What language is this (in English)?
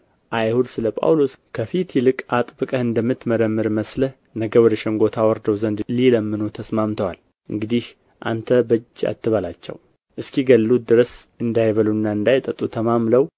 Amharic